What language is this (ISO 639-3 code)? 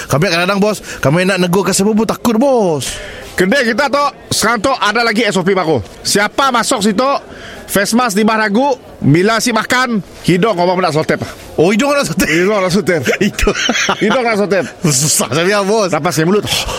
msa